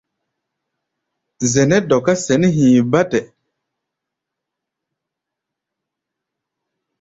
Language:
Gbaya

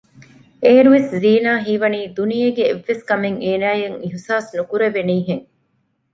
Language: Divehi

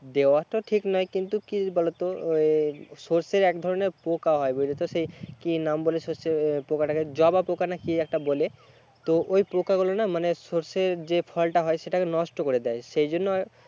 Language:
Bangla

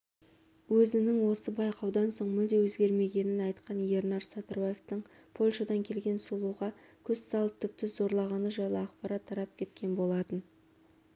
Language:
Kazakh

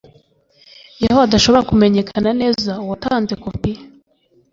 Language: Kinyarwanda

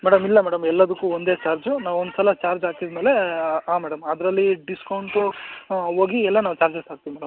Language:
Kannada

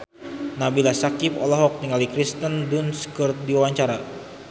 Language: Sundanese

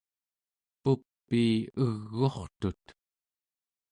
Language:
Central Yupik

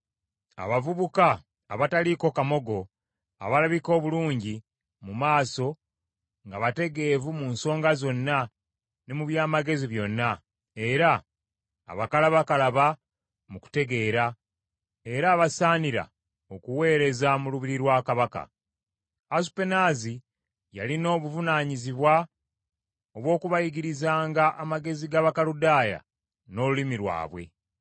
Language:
Ganda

